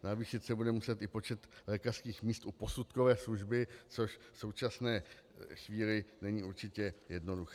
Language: Czech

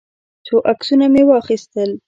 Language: Pashto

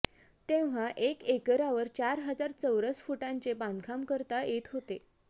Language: Marathi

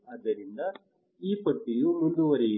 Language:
Kannada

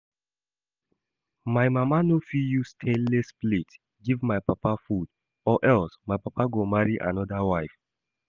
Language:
Nigerian Pidgin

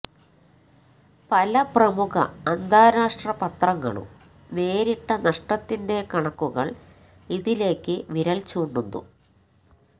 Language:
Malayalam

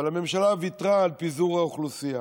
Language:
Hebrew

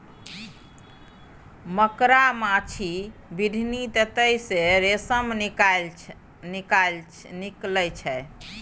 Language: Maithili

